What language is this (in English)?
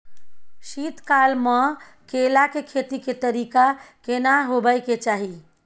Maithili